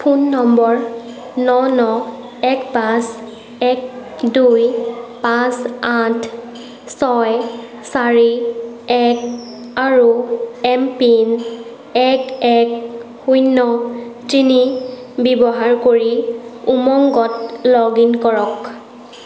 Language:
Assamese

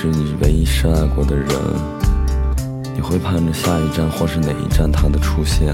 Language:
Chinese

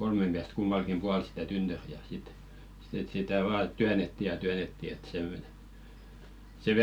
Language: Finnish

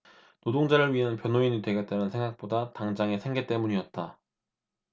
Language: Korean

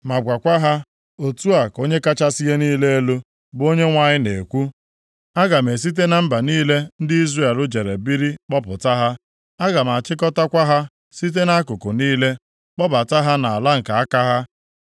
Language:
Igbo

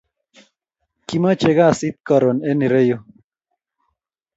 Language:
Kalenjin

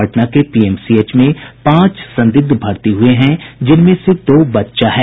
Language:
Hindi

